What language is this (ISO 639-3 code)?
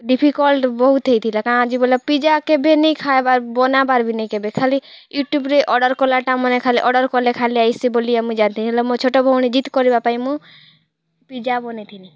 ori